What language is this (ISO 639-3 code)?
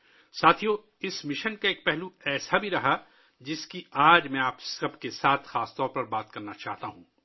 urd